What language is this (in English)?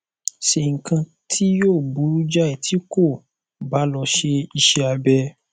Yoruba